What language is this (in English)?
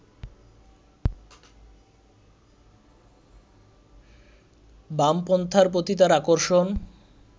Bangla